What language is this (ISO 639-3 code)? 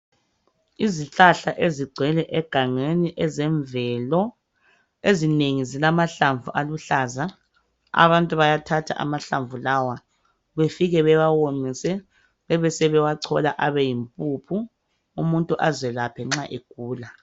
nde